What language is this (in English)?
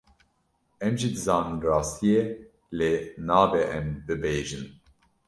Kurdish